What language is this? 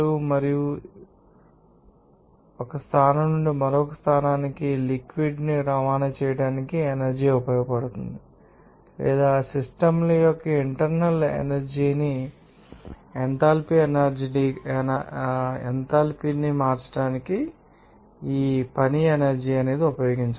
Telugu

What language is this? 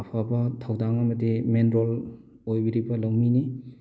Manipuri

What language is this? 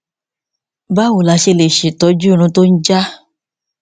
Yoruba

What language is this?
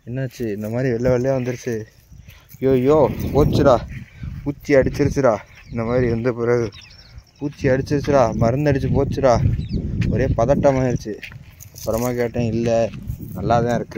Tamil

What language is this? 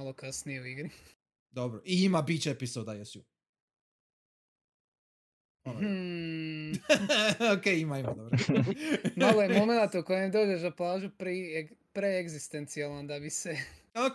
Croatian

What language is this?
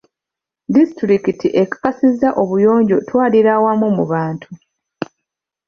Ganda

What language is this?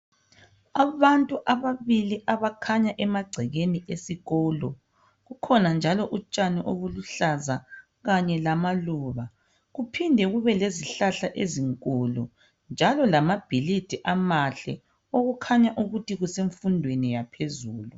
North Ndebele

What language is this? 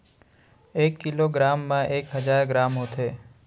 Chhattisgarhi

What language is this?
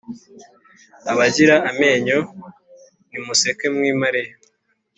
Kinyarwanda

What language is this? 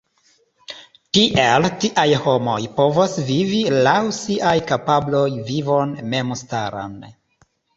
Esperanto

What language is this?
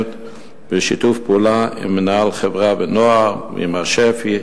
Hebrew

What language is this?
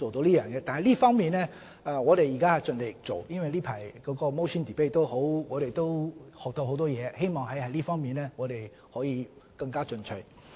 Cantonese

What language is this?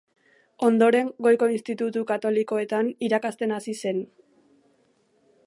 Basque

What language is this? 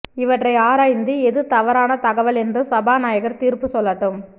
Tamil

